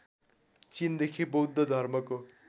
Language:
Nepali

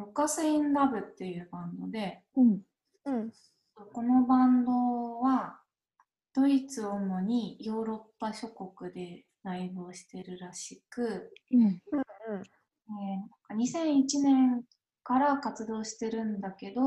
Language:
Japanese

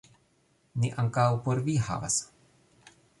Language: Esperanto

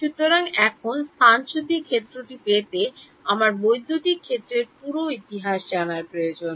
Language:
Bangla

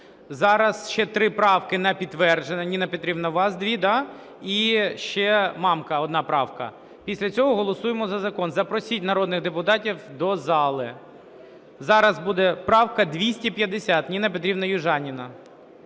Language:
Ukrainian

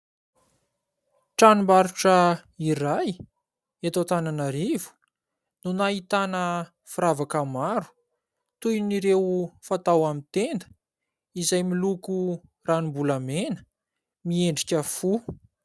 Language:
Malagasy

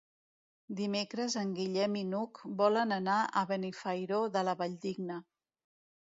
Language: Catalan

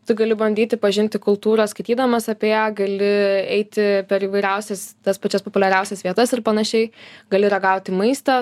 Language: Lithuanian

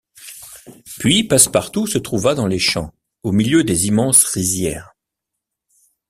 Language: French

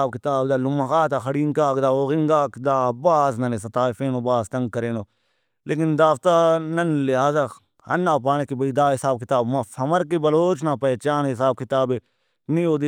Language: Brahui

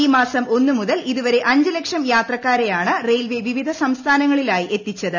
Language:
Malayalam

